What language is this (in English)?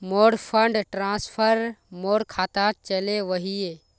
Magahi